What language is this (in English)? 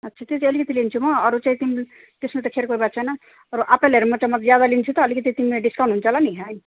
Nepali